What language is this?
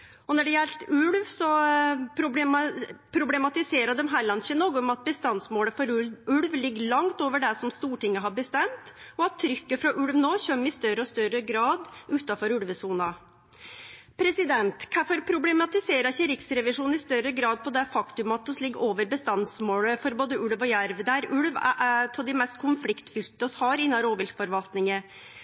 Norwegian Nynorsk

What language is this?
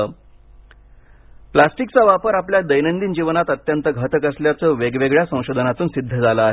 Marathi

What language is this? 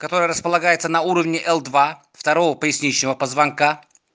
Russian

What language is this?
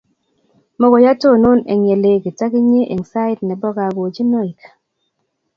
Kalenjin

